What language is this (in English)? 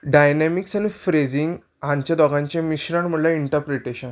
Konkani